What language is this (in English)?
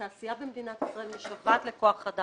Hebrew